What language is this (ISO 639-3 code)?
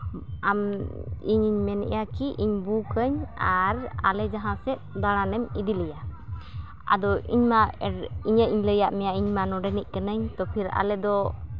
sat